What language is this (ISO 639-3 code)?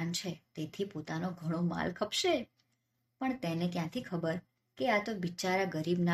guj